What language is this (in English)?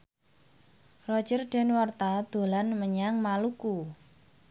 Javanese